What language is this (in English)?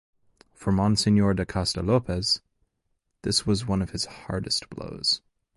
English